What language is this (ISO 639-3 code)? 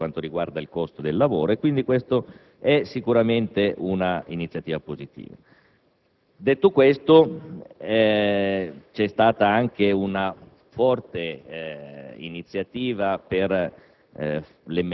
ita